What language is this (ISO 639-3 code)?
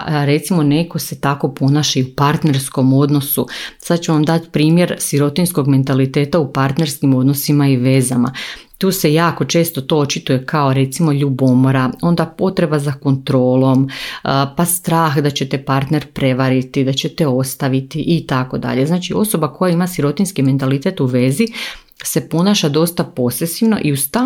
hrv